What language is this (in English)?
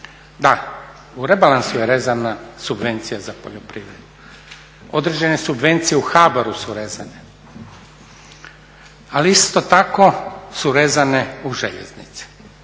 Croatian